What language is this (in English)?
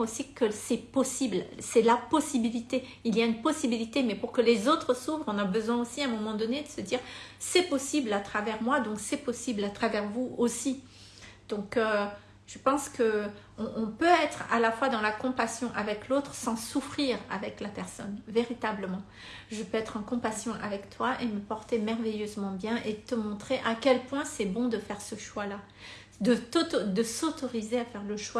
French